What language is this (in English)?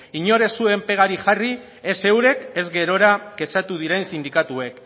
Basque